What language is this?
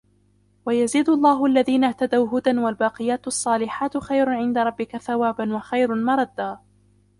Arabic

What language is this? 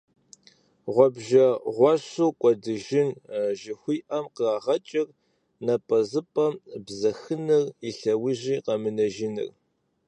Kabardian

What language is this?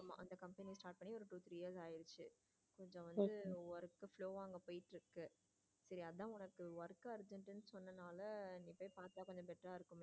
Tamil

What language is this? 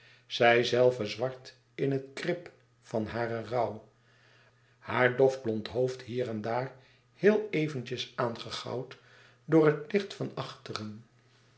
Dutch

